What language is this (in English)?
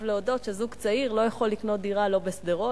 Hebrew